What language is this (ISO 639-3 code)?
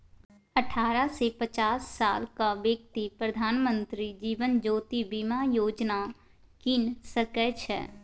mai